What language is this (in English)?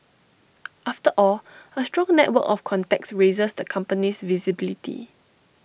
English